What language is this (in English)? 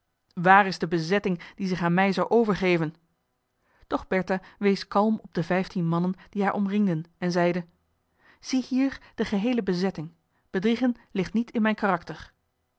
Dutch